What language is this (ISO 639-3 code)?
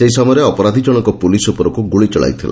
ori